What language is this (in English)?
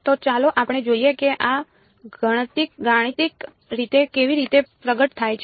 Gujarati